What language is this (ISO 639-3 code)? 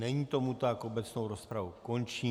ces